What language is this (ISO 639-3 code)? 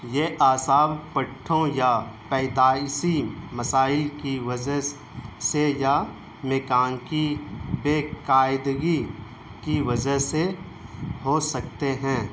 urd